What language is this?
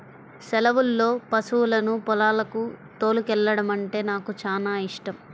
Telugu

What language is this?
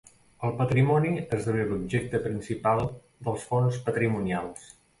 Catalan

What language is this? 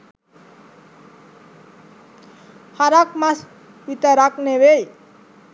Sinhala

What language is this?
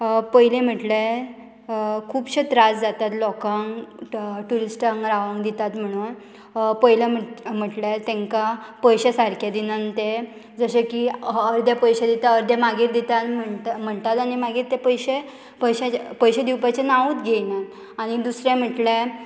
Konkani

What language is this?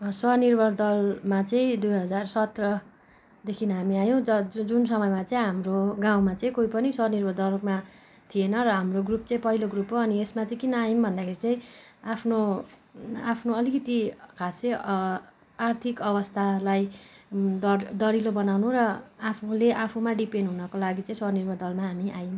Nepali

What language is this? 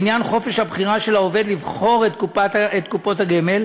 Hebrew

